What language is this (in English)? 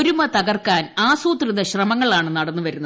Malayalam